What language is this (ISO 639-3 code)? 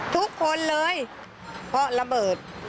tha